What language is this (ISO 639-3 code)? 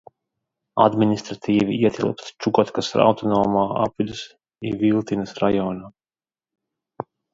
lav